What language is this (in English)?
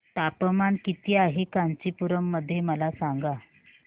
Marathi